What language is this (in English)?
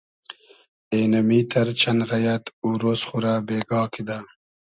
Hazaragi